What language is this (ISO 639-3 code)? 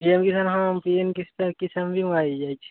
ori